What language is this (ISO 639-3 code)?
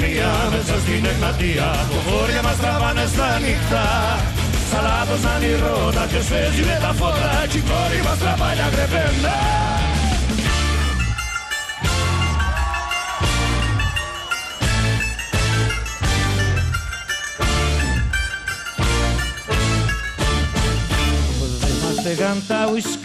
ell